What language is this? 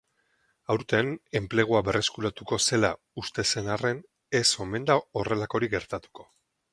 Basque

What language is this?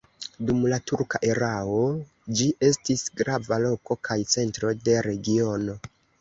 Esperanto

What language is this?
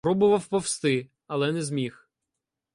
Ukrainian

